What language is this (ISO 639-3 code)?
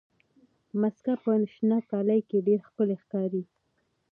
pus